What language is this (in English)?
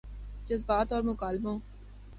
Urdu